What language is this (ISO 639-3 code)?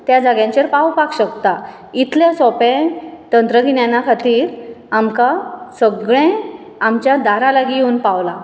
kok